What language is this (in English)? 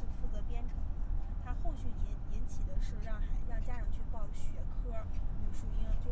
Chinese